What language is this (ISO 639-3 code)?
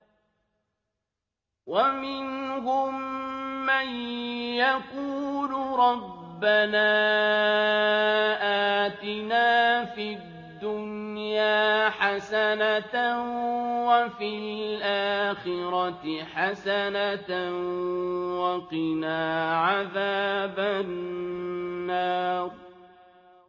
ara